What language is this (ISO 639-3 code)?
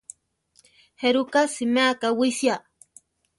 tar